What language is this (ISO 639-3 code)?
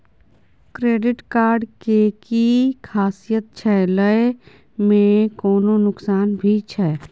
mai